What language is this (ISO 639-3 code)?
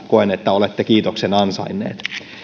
fin